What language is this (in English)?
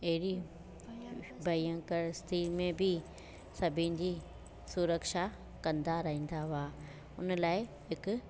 Sindhi